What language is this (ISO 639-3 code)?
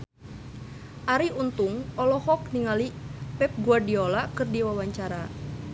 sun